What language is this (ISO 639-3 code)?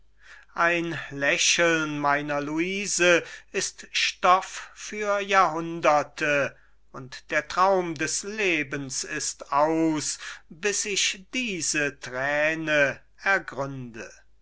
deu